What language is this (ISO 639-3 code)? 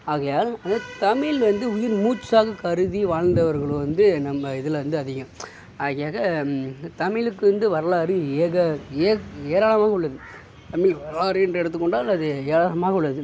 tam